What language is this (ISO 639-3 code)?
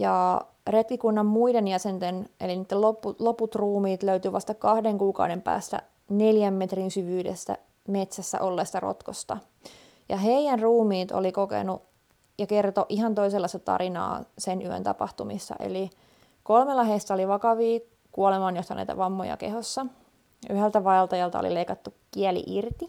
fin